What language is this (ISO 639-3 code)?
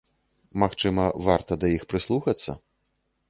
bel